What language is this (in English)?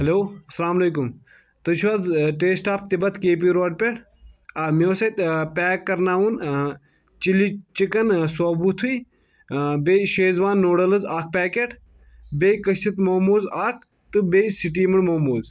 Kashmiri